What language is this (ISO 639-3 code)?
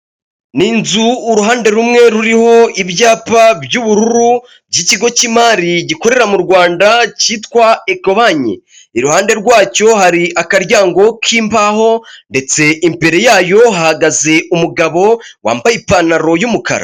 kin